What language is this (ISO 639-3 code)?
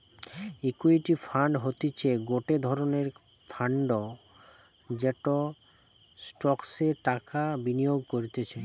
ben